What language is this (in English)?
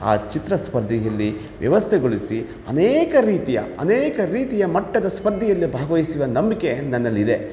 Kannada